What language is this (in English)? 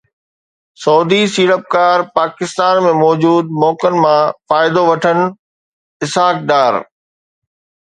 Sindhi